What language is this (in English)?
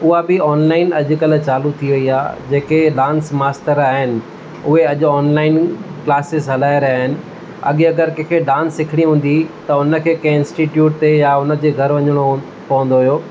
Sindhi